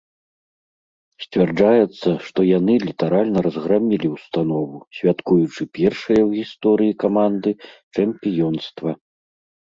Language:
Belarusian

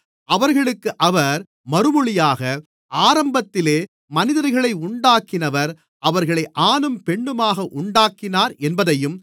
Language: Tamil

